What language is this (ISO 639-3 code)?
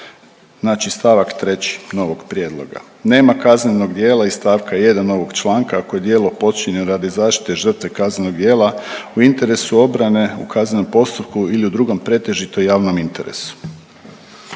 hrv